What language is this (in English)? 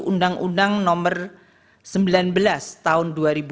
Indonesian